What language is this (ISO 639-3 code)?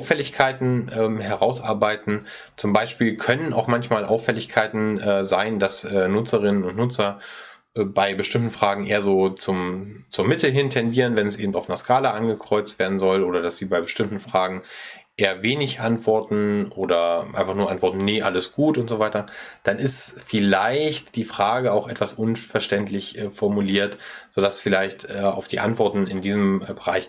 deu